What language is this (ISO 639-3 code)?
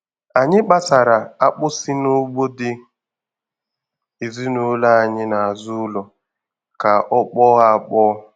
ibo